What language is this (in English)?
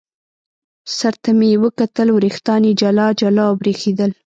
Pashto